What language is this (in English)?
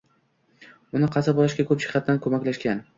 Uzbek